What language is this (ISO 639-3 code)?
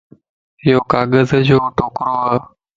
lss